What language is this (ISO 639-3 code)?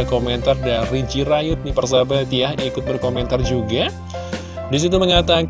ind